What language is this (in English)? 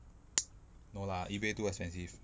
English